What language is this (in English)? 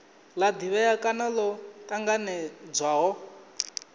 Venda